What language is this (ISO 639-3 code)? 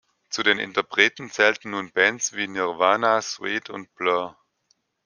deu